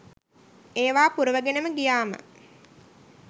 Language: Sinhala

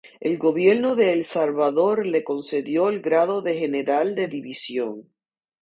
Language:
Spanish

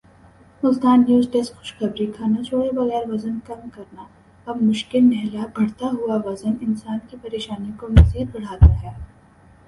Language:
Urdu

